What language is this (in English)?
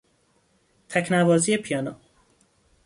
Persian